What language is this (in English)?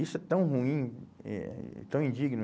Portuguese